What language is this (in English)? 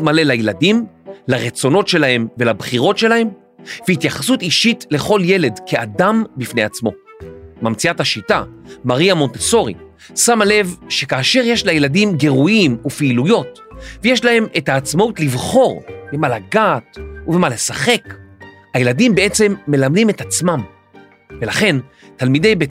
Hebrew